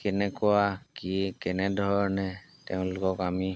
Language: Assamese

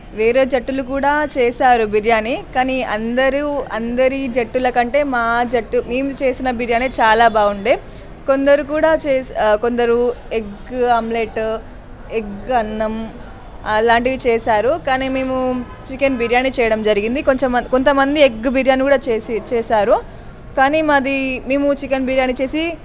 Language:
Telugu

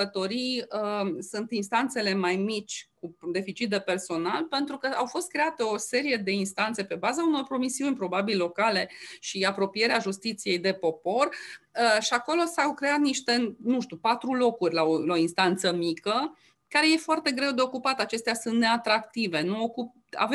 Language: Romanian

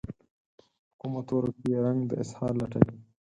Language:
Pashto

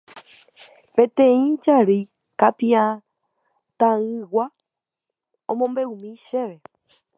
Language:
Guarani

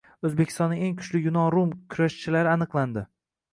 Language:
Uzbek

